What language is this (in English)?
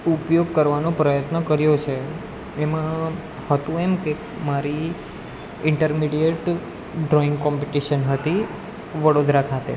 Gujarati